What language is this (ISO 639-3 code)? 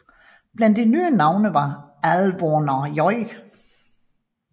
dan